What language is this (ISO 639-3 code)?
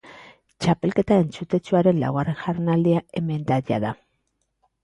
eus